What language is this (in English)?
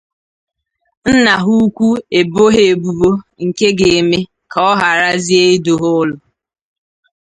Igbo